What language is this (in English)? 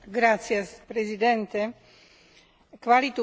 Slovak